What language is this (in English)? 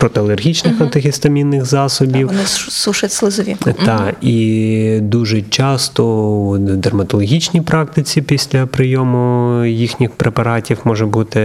Ukrainian